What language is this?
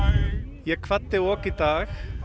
Icelandic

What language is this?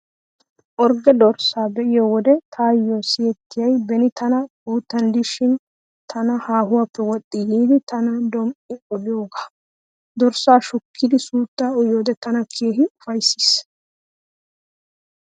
Wolaytta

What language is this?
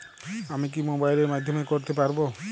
Bangla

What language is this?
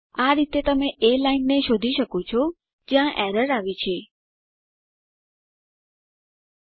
Gujarati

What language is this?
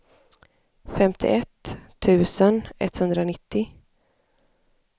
Swedish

